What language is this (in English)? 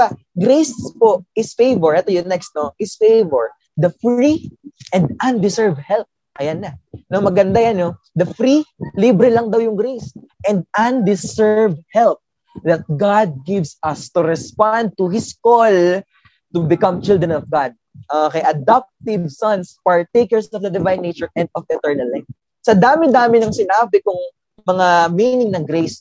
Filipino